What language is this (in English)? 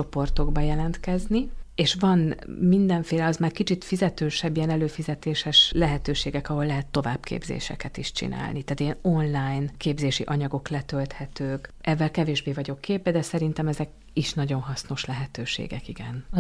Hungarian